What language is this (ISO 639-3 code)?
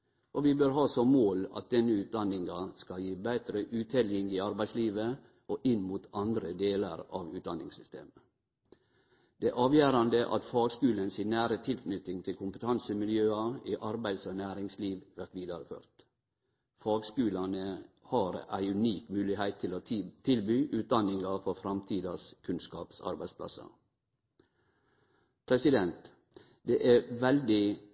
nno